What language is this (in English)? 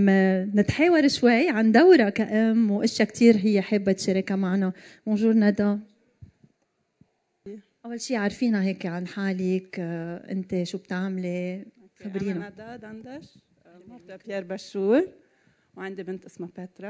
Arabic